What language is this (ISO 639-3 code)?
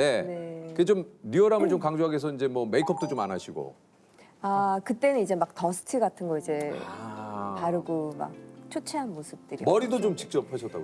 kor